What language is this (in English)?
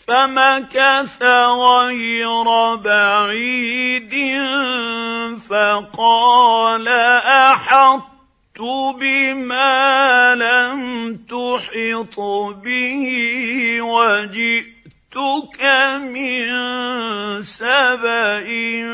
Arabic